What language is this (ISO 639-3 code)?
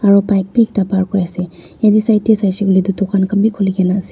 nag